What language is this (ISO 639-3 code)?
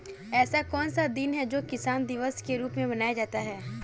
hin